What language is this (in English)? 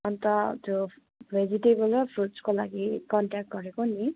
Nepali